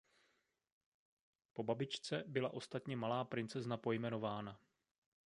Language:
Czech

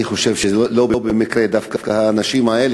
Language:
Hebrew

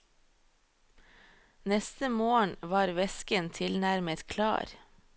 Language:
Norwegian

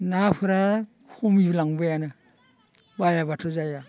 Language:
Bodo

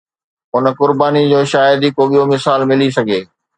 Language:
Sindhi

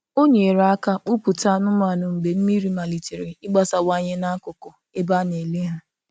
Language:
Igbo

